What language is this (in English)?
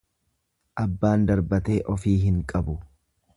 Oromo